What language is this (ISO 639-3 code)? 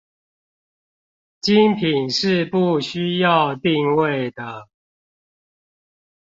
zho